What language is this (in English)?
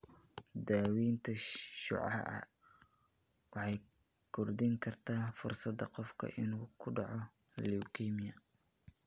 Somali